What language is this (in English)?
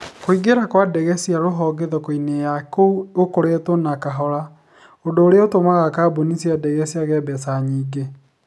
Kikuyu